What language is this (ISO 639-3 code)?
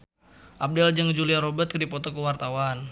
sun